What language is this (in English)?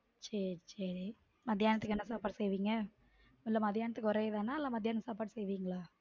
Tamil